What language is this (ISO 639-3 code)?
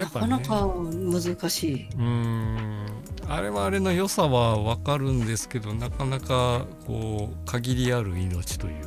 jpn